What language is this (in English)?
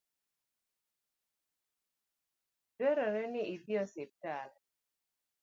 Luo (Kenya and Tanzania)